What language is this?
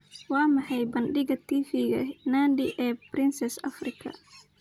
Somali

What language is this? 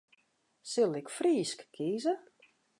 Western Frisian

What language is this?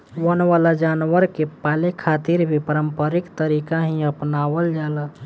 Bhojpuri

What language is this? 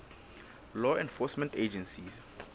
Southern Sotho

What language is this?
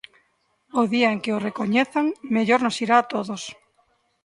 Galician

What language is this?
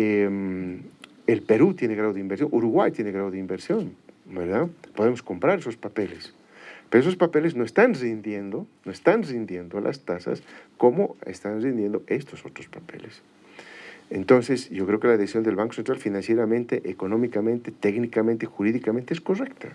Spanish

